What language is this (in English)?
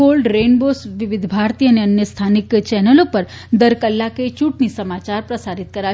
Gujarati